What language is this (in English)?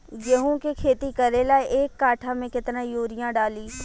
Bhojpuri